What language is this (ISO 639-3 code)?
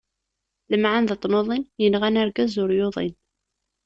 kab